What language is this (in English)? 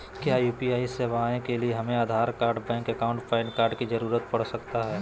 Magahi